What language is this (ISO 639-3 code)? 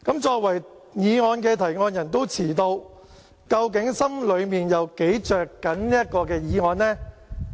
yue